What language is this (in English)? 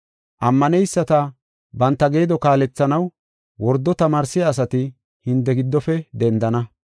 Gofa